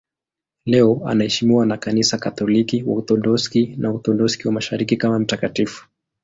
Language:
Swahili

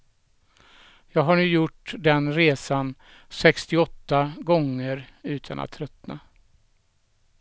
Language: Swedish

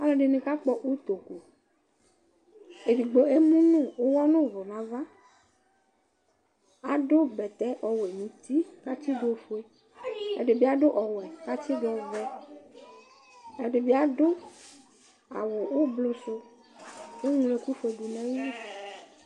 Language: Ikposo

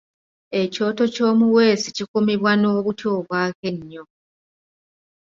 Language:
Ganda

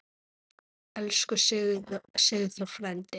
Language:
Icelandic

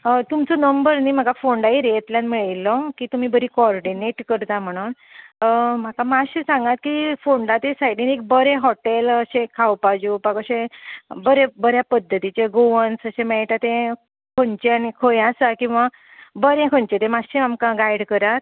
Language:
Konkani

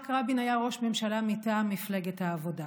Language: Hebrew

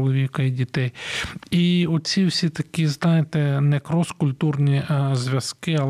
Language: Ukrainian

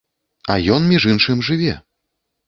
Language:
Belarusian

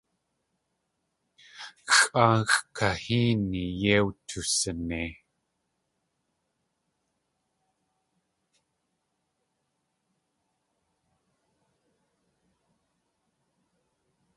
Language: Tlingit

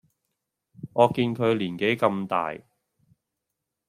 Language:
Cantonese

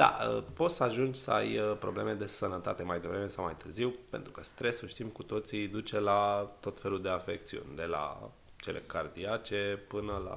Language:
Romanian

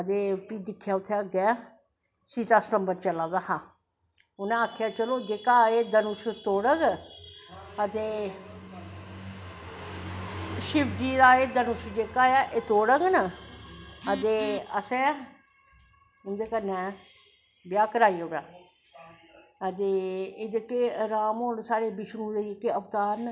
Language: Dogri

